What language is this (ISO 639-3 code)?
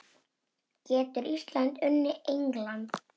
isl